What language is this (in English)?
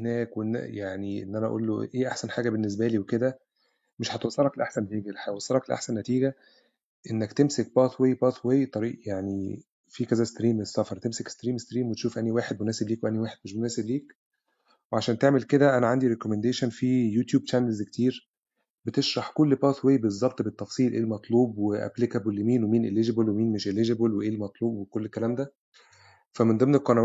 Arabic